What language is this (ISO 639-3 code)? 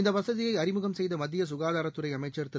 tam